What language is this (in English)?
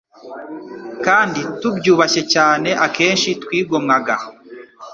Kinyarwanda